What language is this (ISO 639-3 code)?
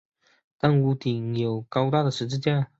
zho